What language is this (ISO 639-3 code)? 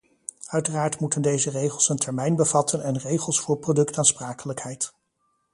nld